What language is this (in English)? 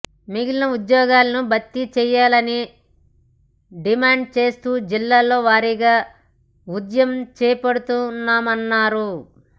Telugu